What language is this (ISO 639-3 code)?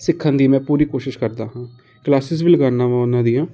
pan